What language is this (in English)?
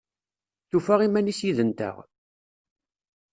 Kabyle